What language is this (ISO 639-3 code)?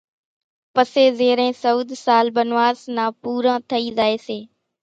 gjk